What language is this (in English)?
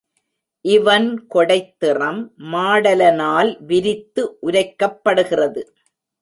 Tamil